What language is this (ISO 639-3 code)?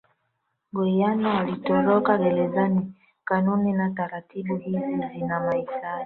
swa